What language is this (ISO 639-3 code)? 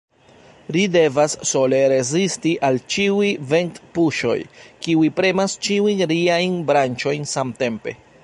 epo